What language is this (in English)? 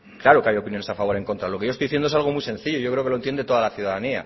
Spanish